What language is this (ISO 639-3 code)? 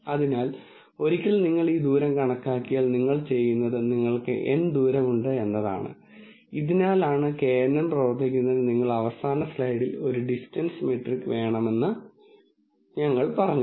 mal